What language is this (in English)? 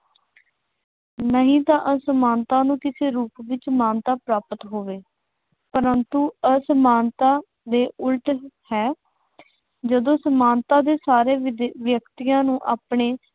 Punjabi